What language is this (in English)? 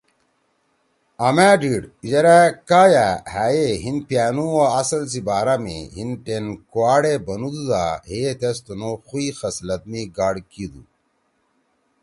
Torwali